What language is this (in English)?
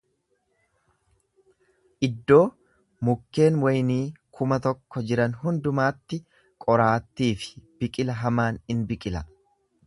Oromo